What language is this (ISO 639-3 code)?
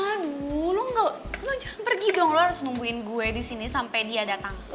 ind